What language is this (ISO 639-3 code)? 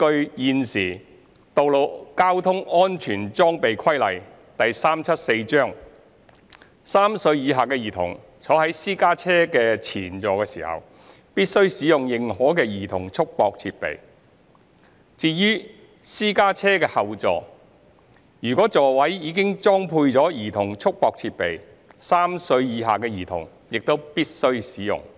yue